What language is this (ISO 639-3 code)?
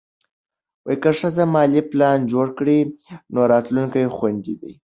pus